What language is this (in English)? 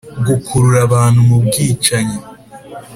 Kinyarwanda